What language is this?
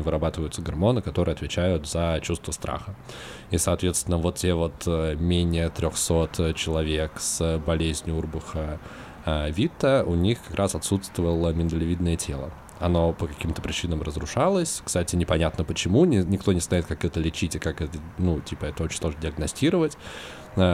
Russian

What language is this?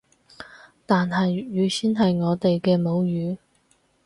Cantonese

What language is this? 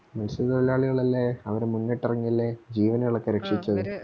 Malayalam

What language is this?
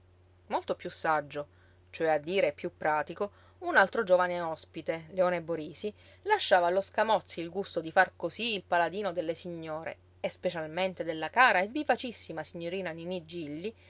Italian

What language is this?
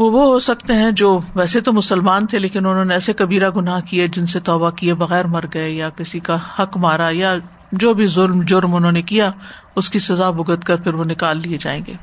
Urdu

